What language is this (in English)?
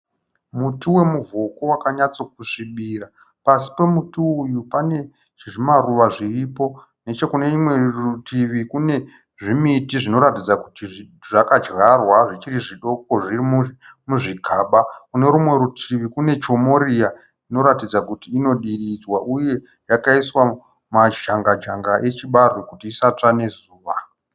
Shona